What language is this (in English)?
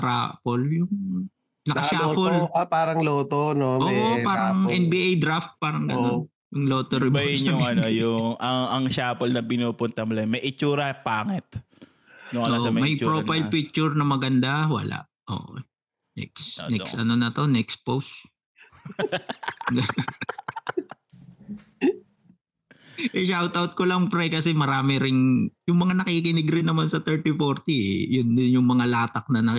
Filipino